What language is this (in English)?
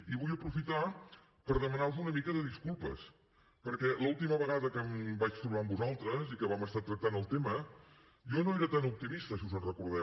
Catalan